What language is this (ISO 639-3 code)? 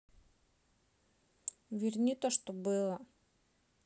rus